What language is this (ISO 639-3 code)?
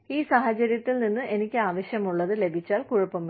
mal